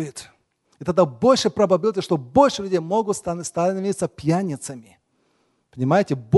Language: Russian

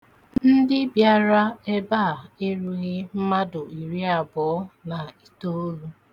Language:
Igbo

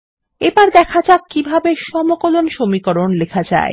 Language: Bangla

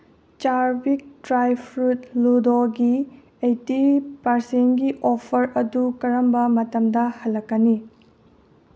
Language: Manipuri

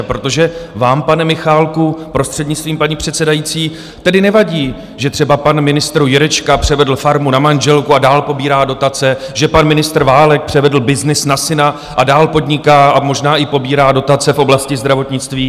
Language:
Czech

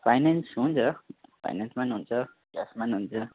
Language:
Nepali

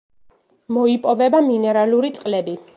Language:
Georgian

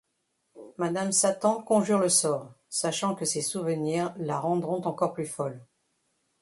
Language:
French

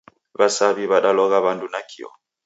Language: Taita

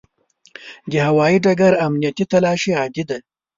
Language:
Pashto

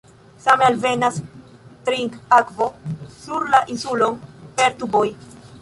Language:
Esperanto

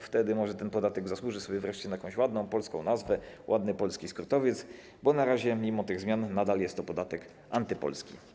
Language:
Polish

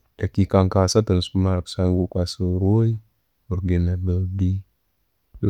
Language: Tooro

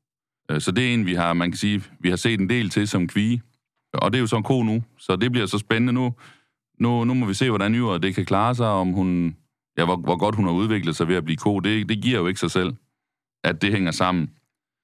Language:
Danish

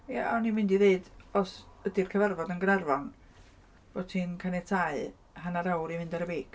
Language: Welsh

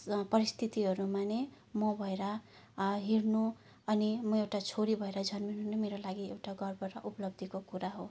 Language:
Nepali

